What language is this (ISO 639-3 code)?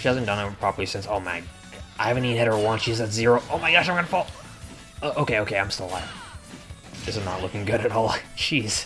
eng